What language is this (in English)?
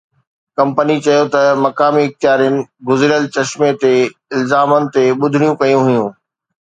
Sindhi